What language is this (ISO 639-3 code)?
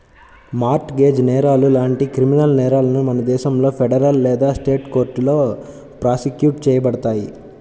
tel